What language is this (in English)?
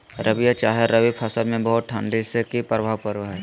Magahi